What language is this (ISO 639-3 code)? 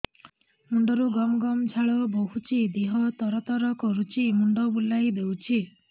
ori